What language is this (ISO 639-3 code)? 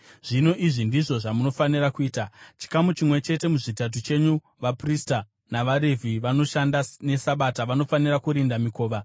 sna